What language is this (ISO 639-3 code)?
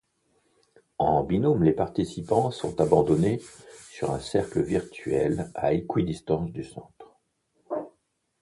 fra